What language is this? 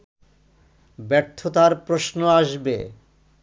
Bangla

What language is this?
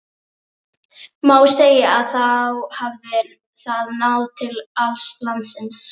Icelandic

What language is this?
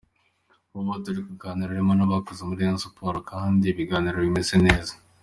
Kinyarwanda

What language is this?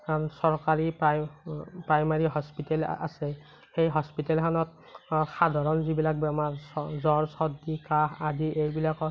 Assamese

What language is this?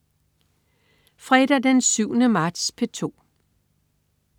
Danish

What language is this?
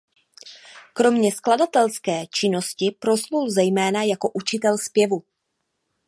Czech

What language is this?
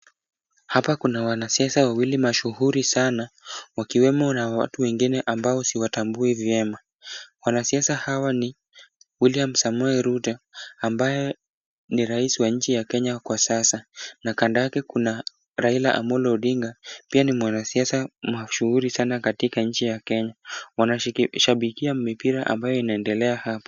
Swahili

